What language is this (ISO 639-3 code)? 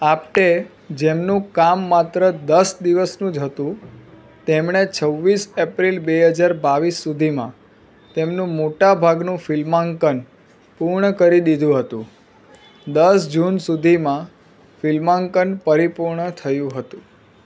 guj